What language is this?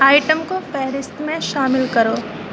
Urdu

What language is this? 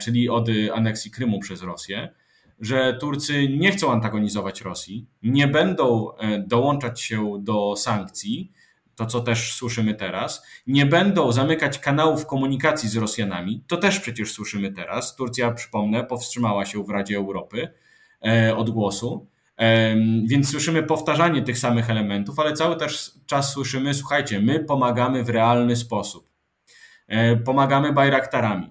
Polish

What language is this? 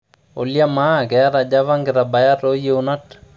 Masai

